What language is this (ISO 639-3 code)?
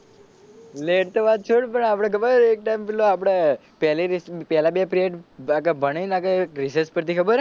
guj